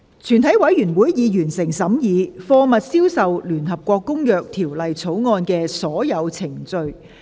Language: Cantonese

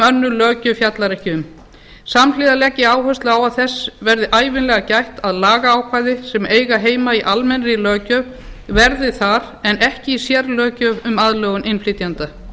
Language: Icelandic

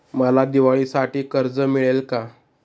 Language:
Marathi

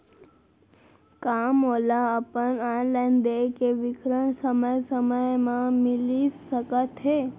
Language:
Chhattisgarhi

